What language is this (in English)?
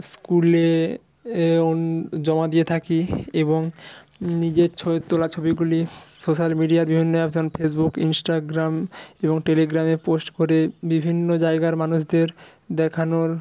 Bangla